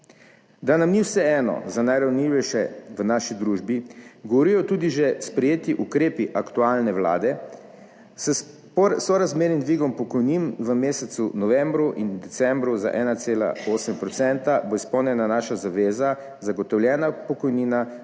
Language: Slovenian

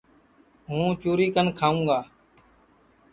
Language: Sansi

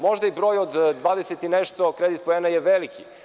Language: Serbian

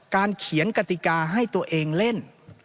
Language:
Thai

